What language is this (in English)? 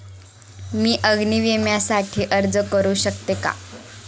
Marathi